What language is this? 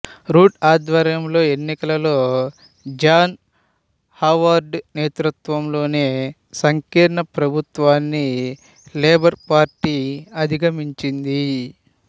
Telugu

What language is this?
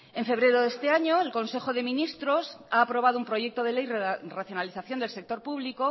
Spanish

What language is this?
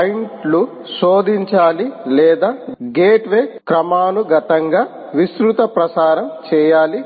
Telugu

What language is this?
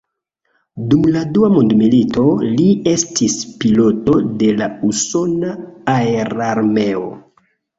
Esperanto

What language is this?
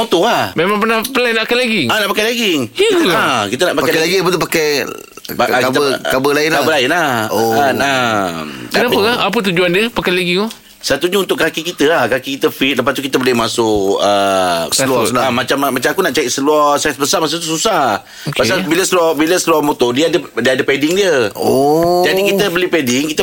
Malay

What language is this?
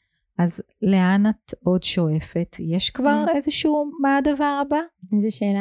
Hebrew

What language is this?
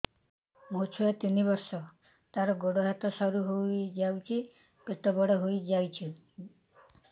Odia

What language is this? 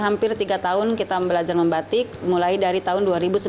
Indonesian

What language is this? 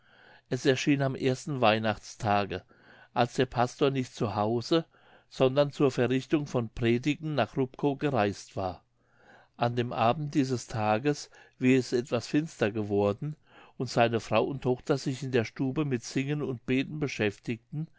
German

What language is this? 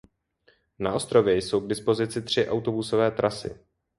Czech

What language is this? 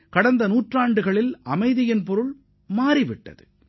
Tamil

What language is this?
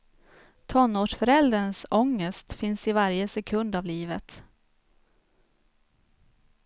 Swedish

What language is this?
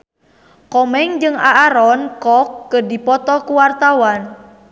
Sundanese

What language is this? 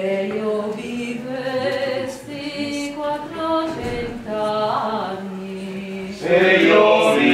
Romanian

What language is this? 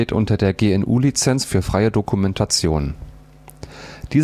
German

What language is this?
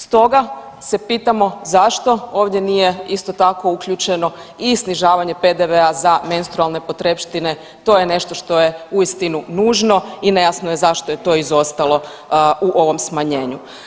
Croatian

